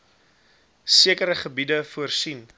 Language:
Afrikaans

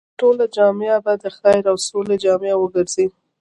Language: Pashto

